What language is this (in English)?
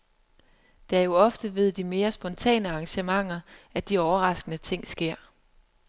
Danish